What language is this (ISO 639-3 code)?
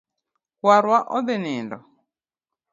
luo